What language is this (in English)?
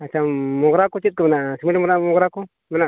Santali